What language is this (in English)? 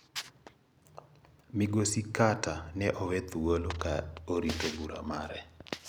Luo (Kenya and Tanzania)